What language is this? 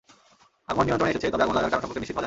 Bangla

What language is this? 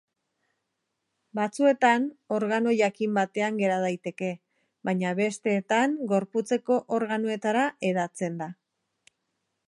Basque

